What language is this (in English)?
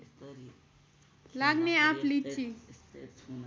Nepali